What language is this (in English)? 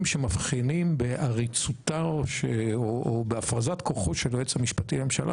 Hebrew